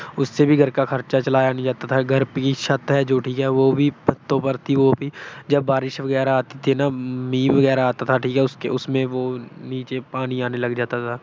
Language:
Punjabi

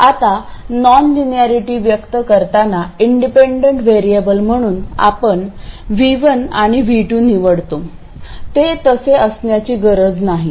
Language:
Marathi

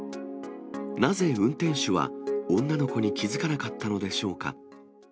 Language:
Japanese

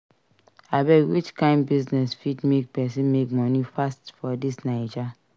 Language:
Nigerian Pidgin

